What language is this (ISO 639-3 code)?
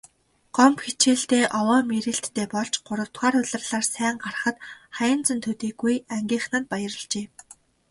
mon